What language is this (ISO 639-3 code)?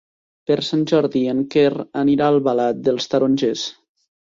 cat